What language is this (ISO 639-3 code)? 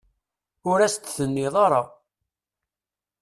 kab